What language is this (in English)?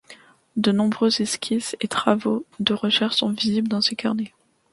French